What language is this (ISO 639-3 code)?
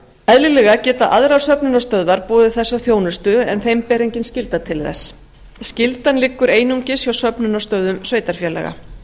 isl